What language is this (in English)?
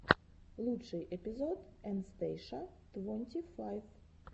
Russian